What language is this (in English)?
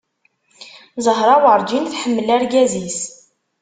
Kabyle